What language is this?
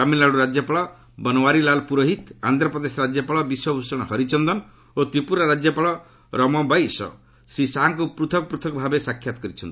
Odia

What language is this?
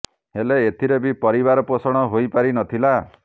Odia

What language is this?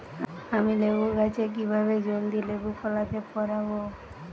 Bangla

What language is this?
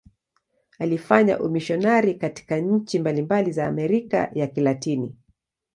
Swahili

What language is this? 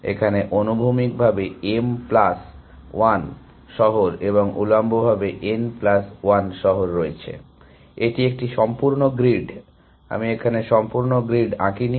Bangla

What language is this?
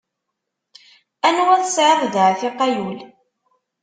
Kabyle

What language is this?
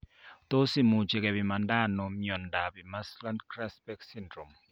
Kalenjin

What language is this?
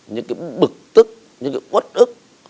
Vietnamese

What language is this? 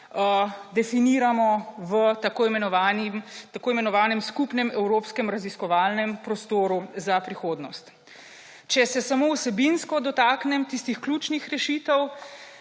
Slovenian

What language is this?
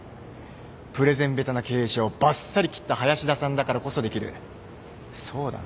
Japanese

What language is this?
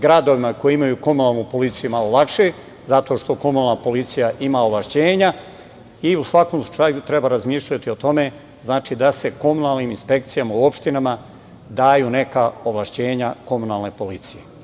Serbian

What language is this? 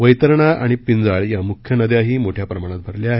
Marathi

